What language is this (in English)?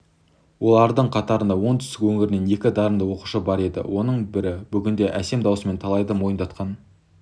Kazakh